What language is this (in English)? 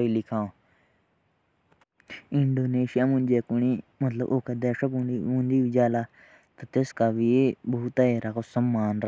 Jaunsari